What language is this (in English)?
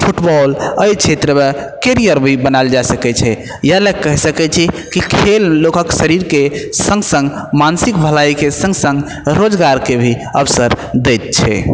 Maithili